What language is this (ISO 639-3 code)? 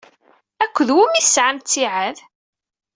kab